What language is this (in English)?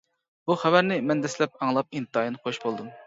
Uyghur